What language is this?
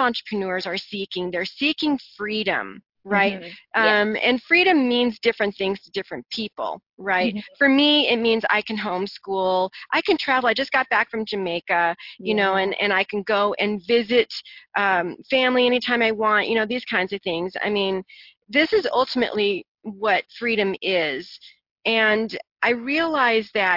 English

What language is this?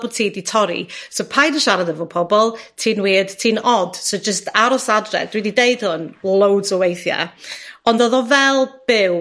Welsh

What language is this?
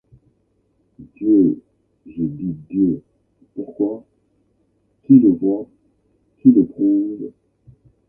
French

